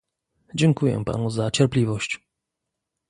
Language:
Polish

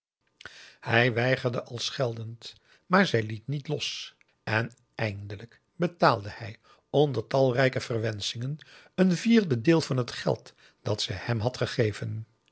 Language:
Dutch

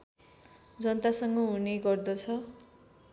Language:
Nepali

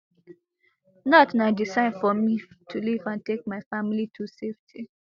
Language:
Nigerian Pidgin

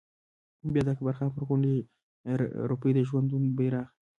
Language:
Pashto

